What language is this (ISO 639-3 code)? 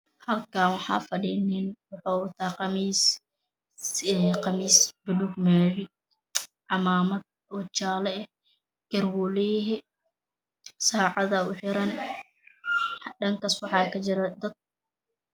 som